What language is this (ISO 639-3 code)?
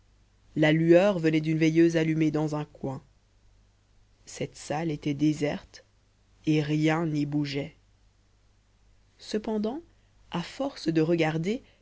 fra